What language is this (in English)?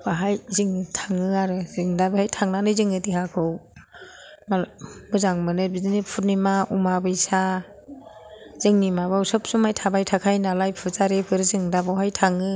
Bodo